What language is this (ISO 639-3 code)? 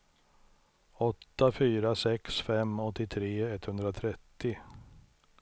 swe